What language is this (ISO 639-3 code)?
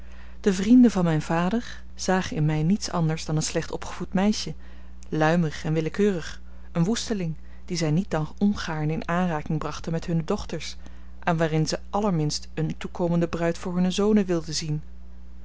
nld